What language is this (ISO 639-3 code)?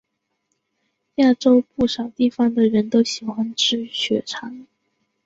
zho